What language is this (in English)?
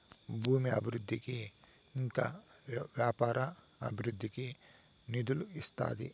Telugu